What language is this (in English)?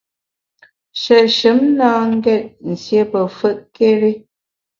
Bamun